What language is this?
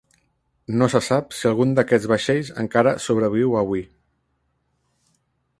Catalan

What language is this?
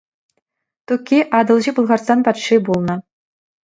Chuvash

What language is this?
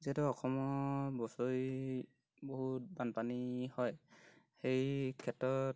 Assamese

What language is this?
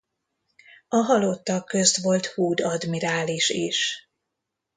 Hungarian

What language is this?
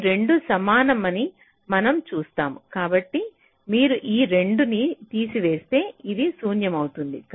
Telugu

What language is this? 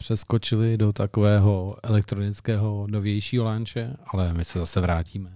Czech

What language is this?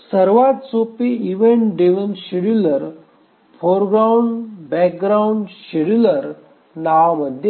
Marathi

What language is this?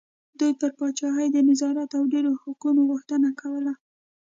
Pashto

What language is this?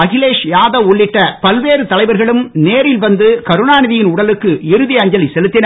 Tamil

